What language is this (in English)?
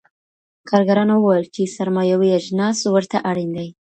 Pashto